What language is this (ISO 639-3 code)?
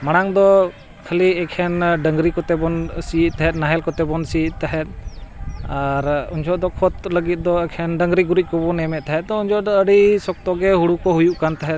sat